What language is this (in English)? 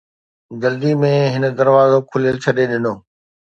Sindhi